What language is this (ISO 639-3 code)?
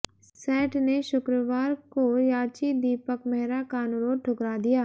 hin